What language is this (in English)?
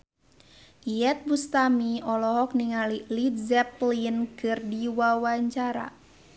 Sundanese